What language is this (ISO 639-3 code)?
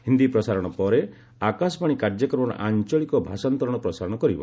ori